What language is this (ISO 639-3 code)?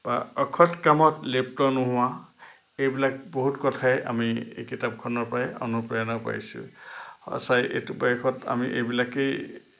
asm